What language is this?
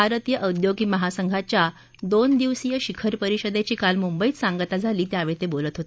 Marathi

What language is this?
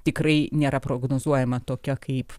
Lithuanian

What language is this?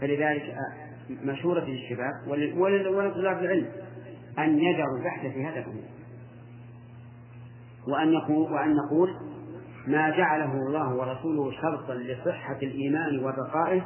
Arabic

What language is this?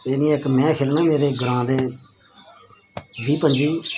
Dogri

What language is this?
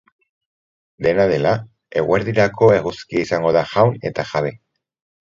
Basque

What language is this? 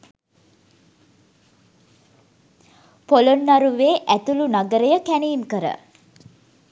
Sinhala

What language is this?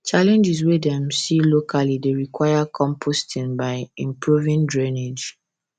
Nigerian Pidgin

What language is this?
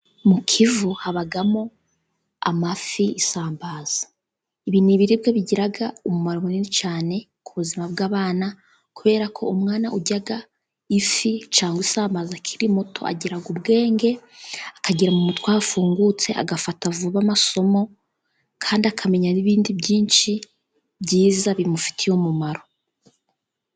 Kinyarwanda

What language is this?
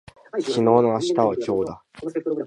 Japanese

